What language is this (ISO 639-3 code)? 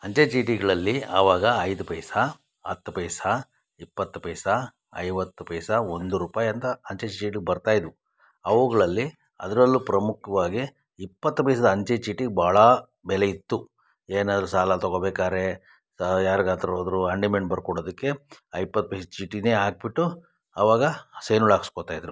kan